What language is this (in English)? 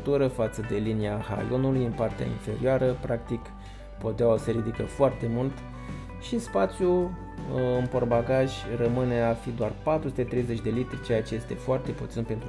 Romanian